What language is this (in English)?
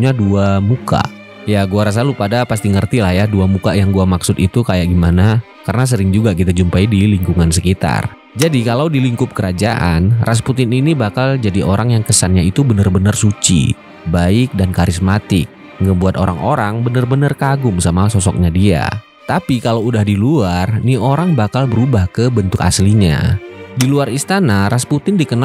Indonesian